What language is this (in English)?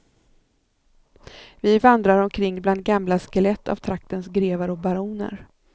Swedish